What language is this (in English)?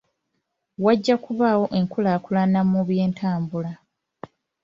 Ganda